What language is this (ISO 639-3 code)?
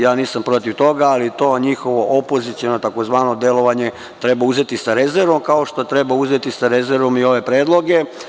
srp